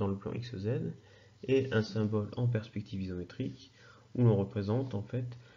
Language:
French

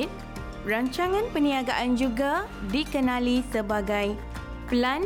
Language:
Malay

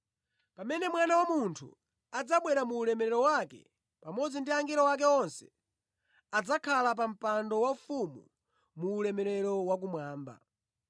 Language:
Nyanja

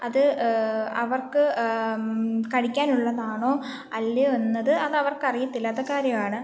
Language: Malayalam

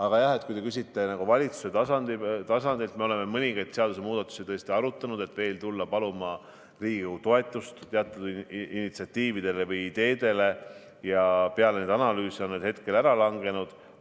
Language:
Estonian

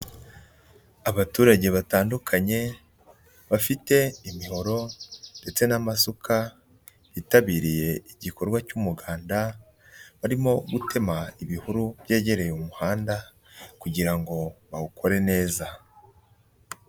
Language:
Kinyarwanda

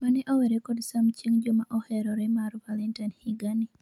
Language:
Luo (Kenya and Tanzania)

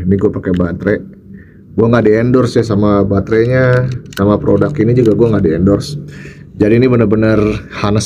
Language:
Indonesian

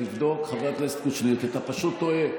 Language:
Hebrew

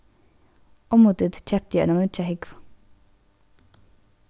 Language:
Faroese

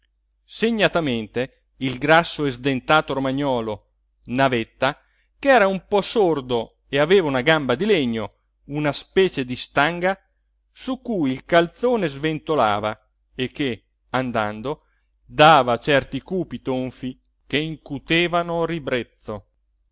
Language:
Italian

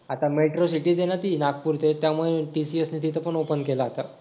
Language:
Marathi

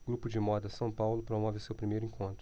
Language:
Portuguese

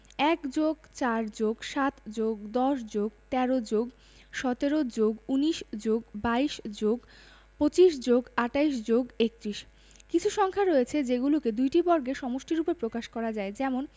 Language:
Bangla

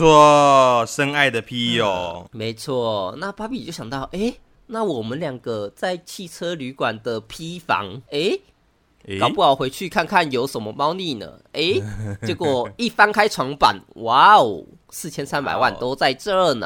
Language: Chinese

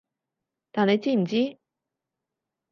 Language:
Cantonese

